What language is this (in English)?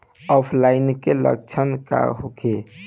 Bhojpuri